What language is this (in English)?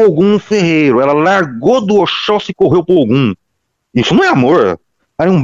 Portuguese